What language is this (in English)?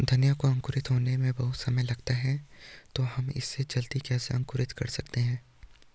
Hindi